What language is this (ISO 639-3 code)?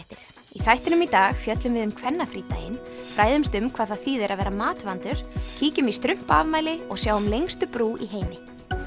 isl